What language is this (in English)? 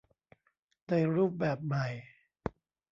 Thai